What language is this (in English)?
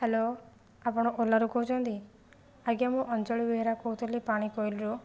Odia